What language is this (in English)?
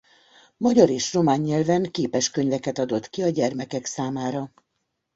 Hungarian